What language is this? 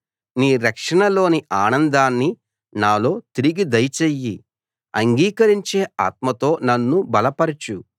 Telugu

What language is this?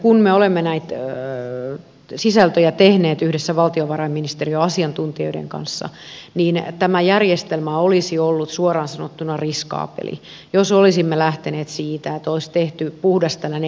Finnish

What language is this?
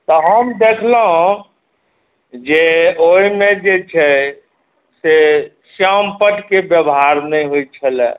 Maithili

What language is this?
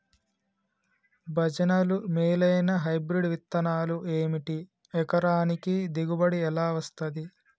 Telugu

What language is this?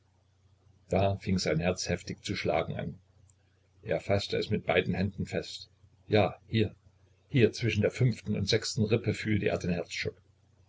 German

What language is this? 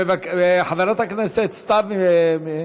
Hebrew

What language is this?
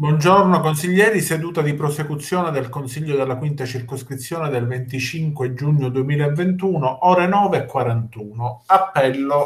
Italian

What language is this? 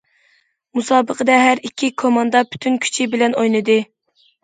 Uyghur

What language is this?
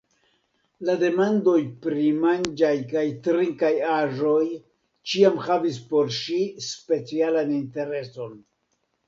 Esperanto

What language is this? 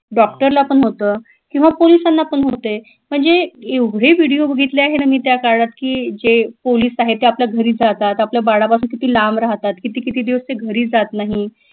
Marathi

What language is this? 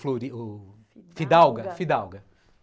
Portuguese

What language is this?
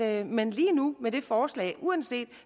Danish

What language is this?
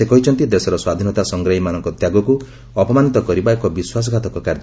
Odia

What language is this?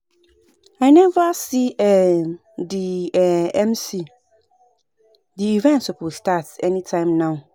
Nigerian Pidgin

